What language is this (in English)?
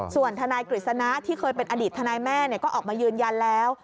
Thai